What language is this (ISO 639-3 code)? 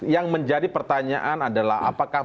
ind